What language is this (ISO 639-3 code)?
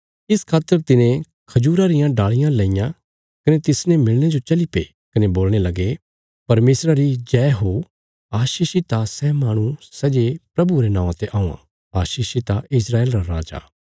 kfs